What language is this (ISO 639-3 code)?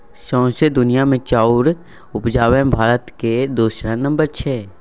mai